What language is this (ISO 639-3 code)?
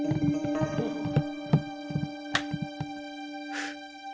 jpn